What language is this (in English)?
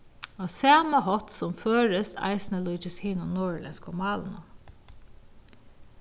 Faroese